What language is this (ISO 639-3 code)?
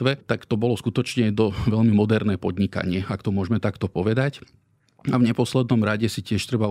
slk